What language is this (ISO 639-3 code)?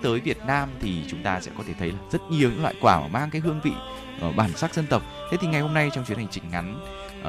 vie